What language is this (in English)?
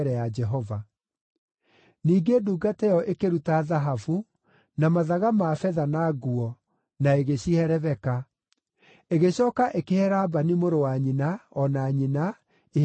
Kikuyu